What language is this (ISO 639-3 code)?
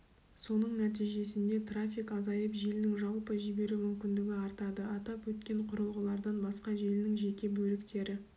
kaz